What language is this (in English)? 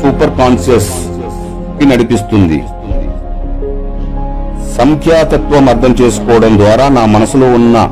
Telugu